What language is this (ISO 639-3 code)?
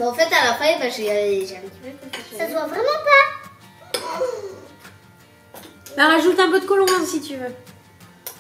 fra